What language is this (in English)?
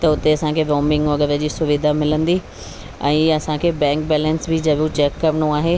Sindhi